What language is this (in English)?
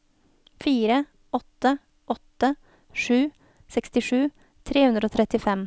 Norwegian